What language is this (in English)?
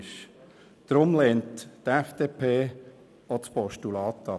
Swiss German